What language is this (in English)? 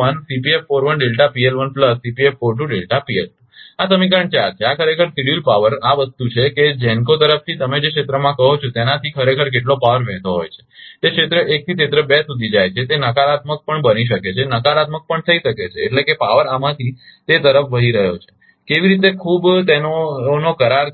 Gujarati